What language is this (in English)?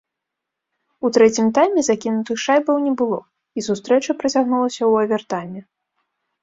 Belarusian